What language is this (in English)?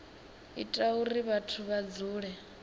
Venda